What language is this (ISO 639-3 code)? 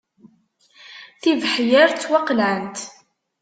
kab